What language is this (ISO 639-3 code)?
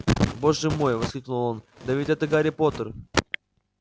rus